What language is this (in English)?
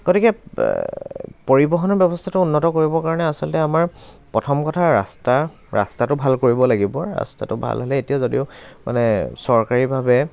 Assamese